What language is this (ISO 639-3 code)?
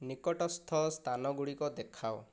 ori